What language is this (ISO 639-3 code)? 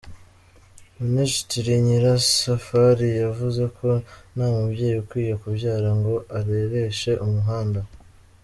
kin